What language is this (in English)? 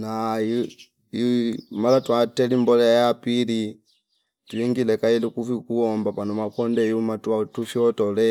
Fipa